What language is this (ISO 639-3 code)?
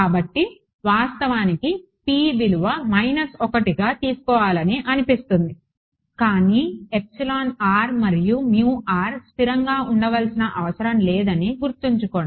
tel